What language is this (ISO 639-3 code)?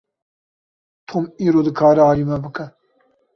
kur